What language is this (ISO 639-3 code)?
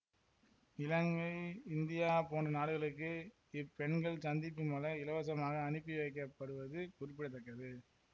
tam